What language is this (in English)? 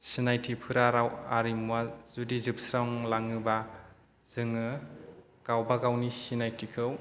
Bodo